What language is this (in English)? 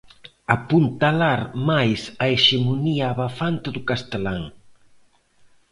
Galician